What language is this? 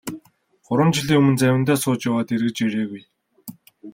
Mongolian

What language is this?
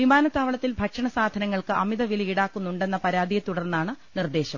Malayalam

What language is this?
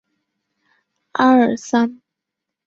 Chinese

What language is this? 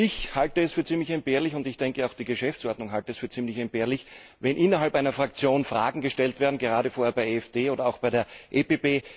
German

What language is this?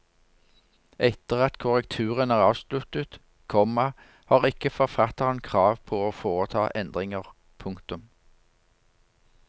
Norwegian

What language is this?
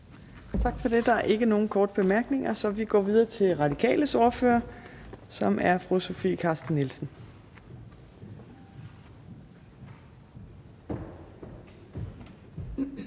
Danish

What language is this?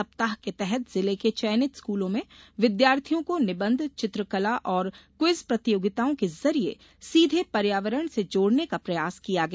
Hindi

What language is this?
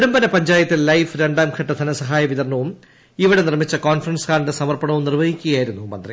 Malayalam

